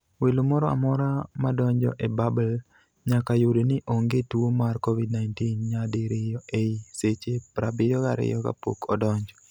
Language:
Luo (Kenya and Tanzania)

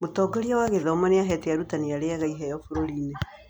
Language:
Kikuyu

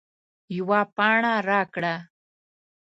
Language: Pashto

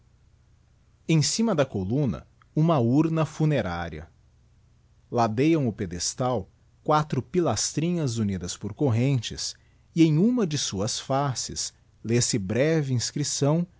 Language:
Portuguese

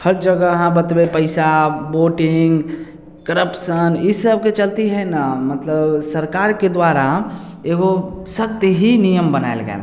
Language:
Maithili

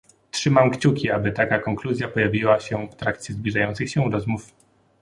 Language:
Polish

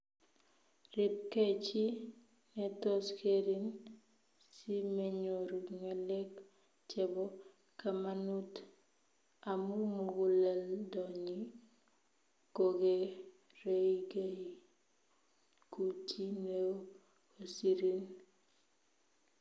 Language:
Kalenjin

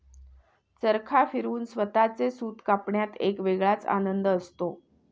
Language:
Marathi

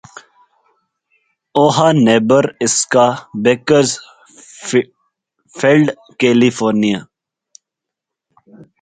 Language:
Urdu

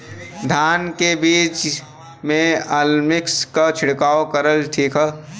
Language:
Bhojpuri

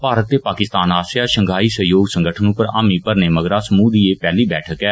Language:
Dogri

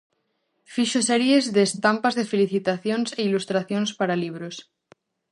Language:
Galician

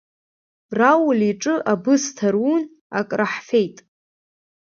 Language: Abkhazian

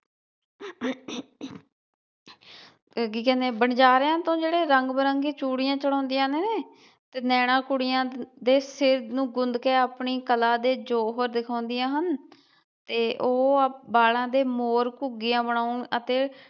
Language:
Punjabi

